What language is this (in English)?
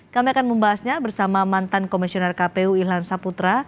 Indonesian